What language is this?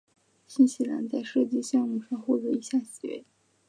Chinese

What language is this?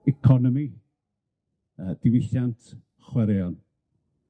Welsh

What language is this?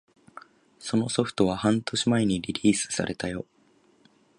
Japanese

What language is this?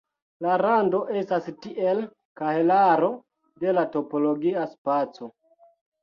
Esperanto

